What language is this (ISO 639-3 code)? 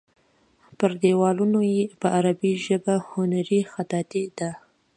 pus